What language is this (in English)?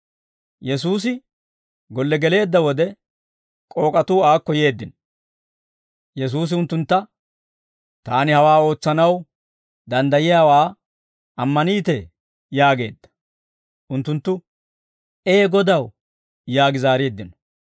Dawro